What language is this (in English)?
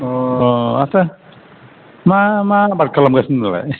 Bodo